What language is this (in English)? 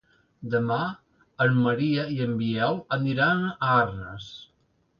Catalan